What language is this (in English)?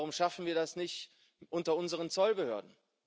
German